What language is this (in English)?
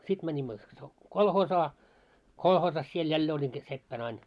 Finnish